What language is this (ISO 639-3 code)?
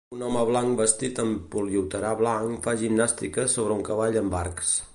cat